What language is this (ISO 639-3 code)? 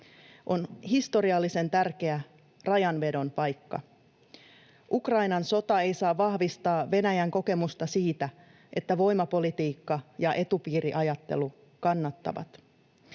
fin